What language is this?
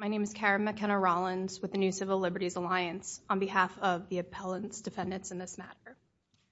English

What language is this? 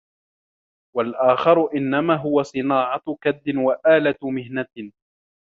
Arabic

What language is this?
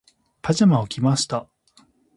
Japanese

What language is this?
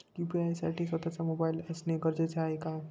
Marathi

